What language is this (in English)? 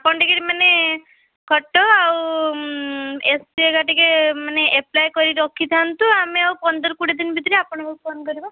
Odia